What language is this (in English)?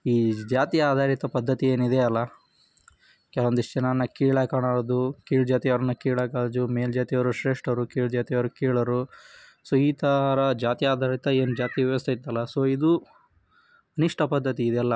Kannada